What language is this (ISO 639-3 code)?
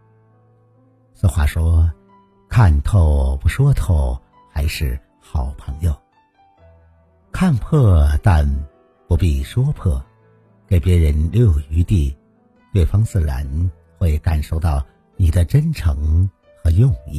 zho